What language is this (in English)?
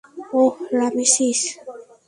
Bangla